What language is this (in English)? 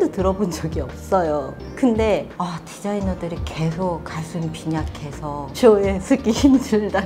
Korean